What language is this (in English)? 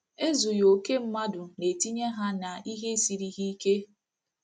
Igbo